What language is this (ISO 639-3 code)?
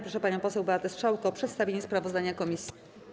pol